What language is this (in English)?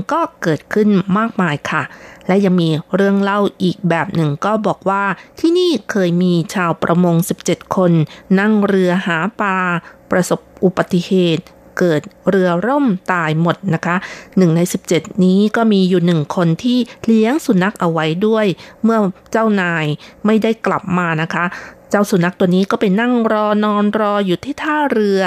Thai